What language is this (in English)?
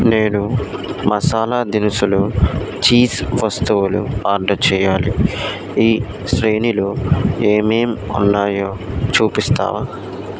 Telugu